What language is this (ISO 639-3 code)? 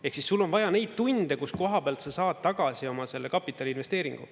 est